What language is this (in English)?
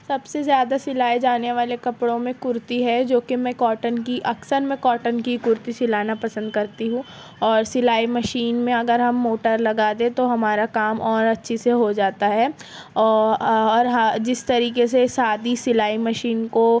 Urdu